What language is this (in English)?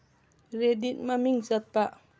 Manipuri